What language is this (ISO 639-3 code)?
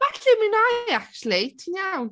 cym